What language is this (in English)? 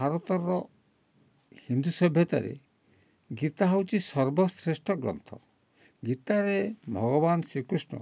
Odia